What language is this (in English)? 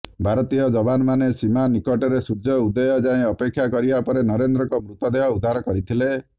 Odia